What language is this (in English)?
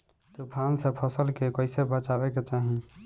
Bhojpuri